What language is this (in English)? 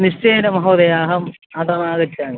Sanskrit